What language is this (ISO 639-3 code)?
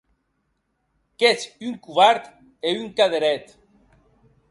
oci